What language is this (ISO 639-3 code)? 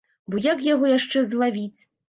bel